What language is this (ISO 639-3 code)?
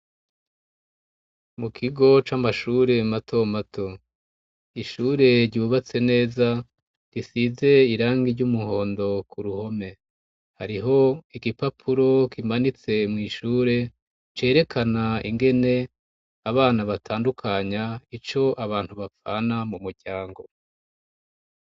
run